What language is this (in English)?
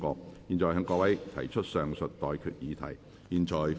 Cantonese